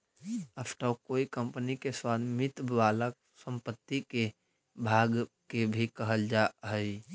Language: Magahi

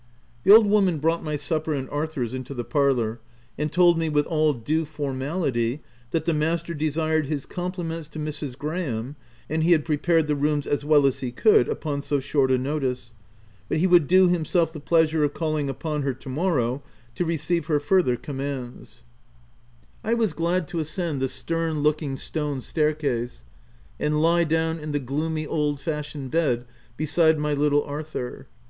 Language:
English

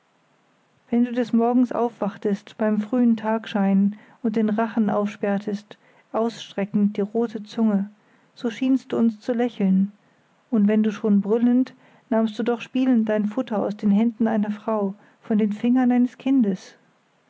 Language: German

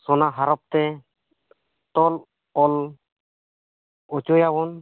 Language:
Santali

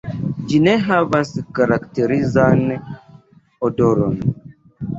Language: Esperanto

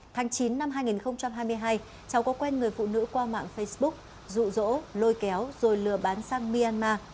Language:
Vietnamese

